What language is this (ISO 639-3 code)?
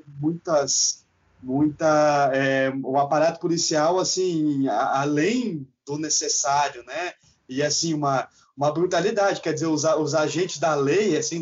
por